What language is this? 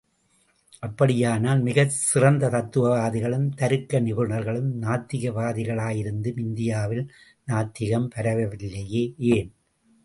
Tamil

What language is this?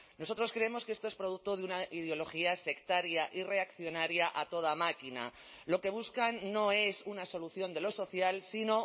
Spanish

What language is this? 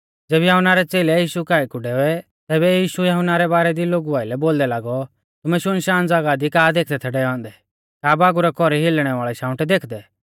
Mahasu Pahari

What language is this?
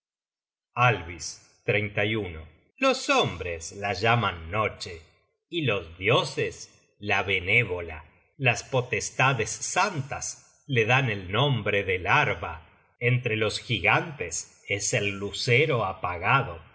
Spanish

